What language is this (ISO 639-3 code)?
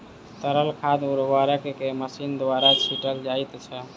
mai